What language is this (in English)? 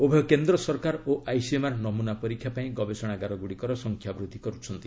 Odia